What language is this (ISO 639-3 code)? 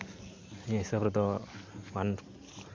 sat